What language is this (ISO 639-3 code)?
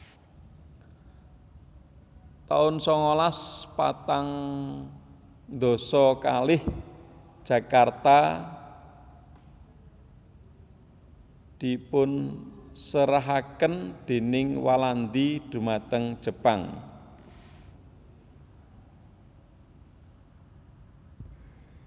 jav